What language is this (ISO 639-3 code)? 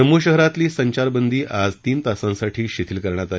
mar